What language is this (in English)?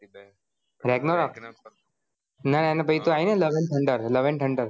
Gujarati